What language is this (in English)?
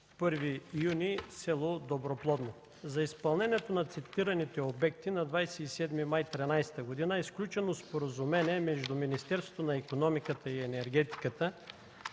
Bulgarian